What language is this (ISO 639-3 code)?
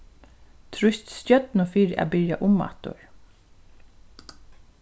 fao